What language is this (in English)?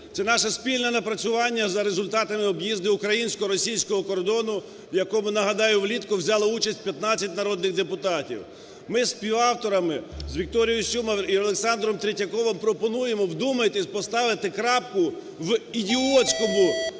Ukrainian